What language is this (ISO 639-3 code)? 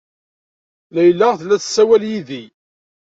kab